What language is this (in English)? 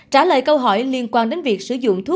Vietnamese